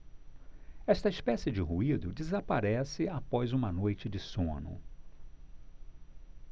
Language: Portuguese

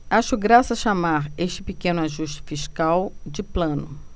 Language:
Portuguese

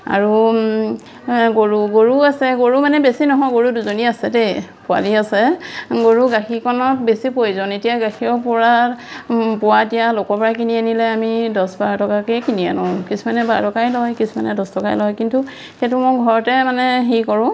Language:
Assamese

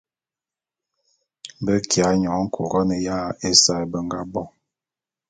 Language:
Bulu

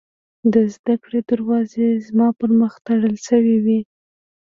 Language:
Pashto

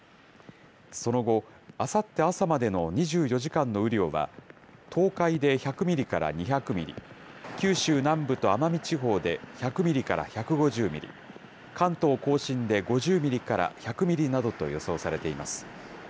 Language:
Japanese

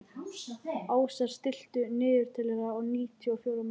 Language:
Icelandic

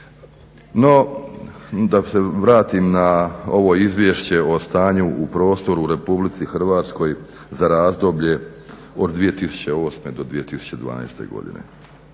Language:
Croatian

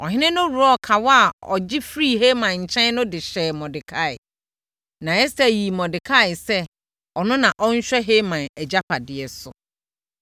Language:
Akan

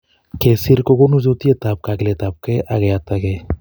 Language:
Kalenjin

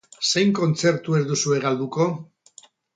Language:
Basque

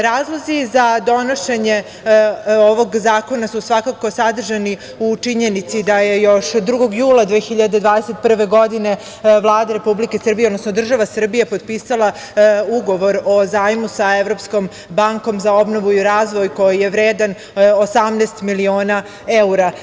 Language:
Serbian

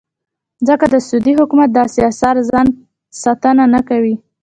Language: Pashto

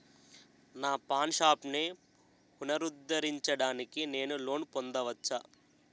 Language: Telugu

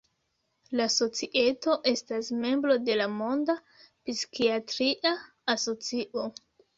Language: Esperanto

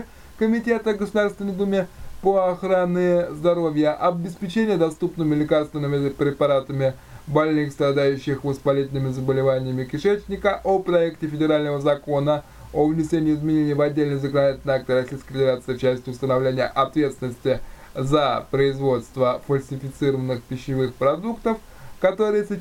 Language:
Russian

